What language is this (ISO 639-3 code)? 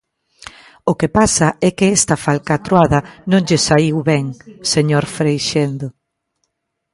glg